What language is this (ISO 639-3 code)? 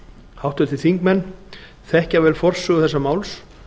isl